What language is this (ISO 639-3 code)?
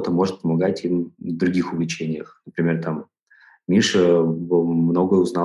rus